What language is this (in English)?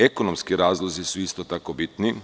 Serbian